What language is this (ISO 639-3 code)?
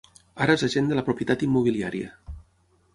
cat